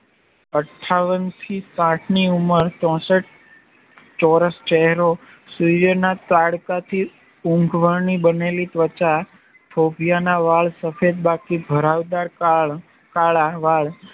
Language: Gujarati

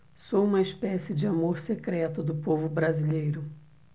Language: Portuguese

